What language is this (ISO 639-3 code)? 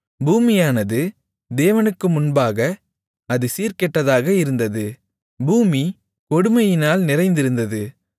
tam